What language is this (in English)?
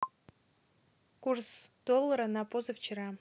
Russian